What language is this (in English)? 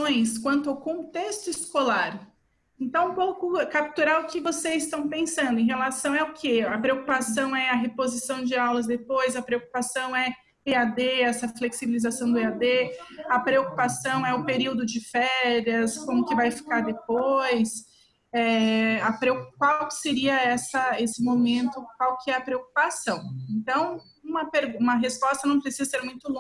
Portuguese